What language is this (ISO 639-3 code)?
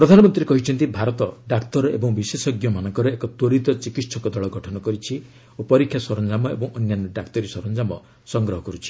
ori